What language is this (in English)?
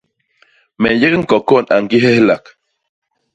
Basaa